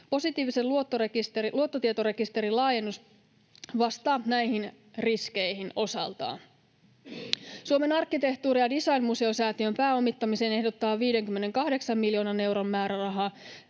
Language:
Finnish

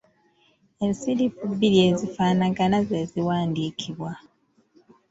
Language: Ganda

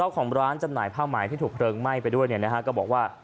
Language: Thai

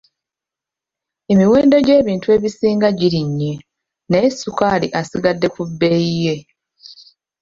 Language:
Ganda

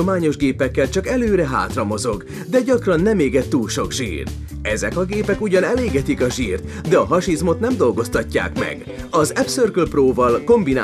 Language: Hungarian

